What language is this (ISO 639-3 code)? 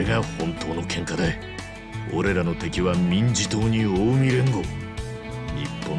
jpn